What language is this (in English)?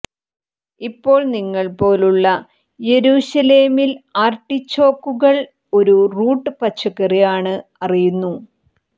Malayalam